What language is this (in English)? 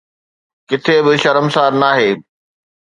Sindhi